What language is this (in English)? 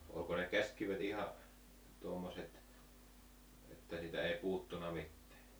Finnish